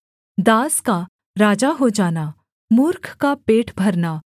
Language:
Hindi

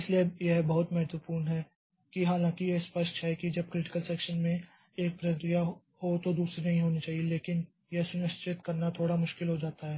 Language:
Hindi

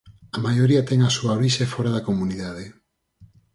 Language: Galician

